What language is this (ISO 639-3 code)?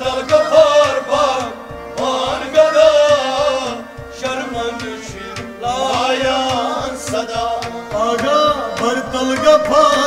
ara